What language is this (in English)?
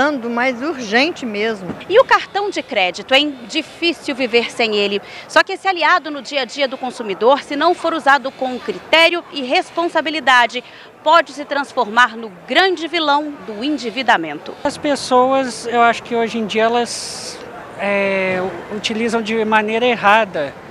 Portuguese